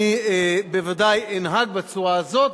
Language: Hebrew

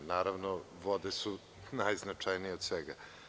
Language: Serbian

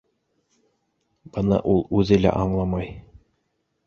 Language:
Bashkir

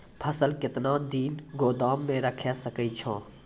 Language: Maithili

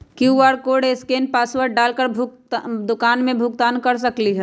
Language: Magahi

